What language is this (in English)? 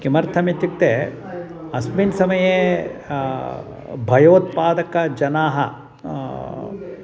Sanskrit